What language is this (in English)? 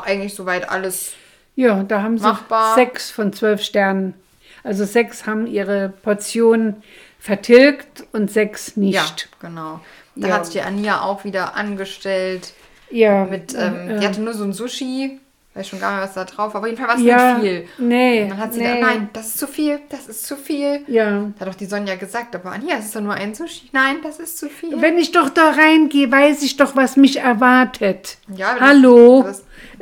German